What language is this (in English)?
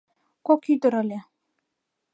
Mari